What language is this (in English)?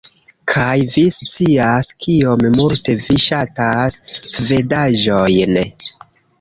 Esperanto